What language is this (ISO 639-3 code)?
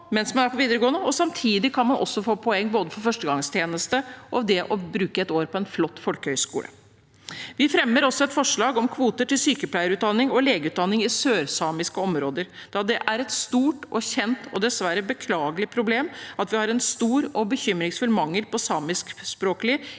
nor